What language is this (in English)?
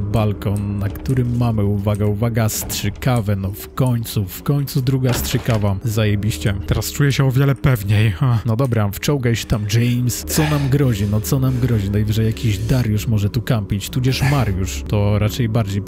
Polish